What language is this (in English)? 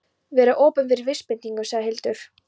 Icelandic